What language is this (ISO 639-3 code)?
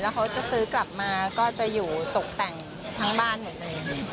tha